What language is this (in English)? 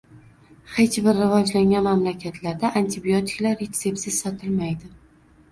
Uzbek